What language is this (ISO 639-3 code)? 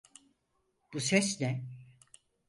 tur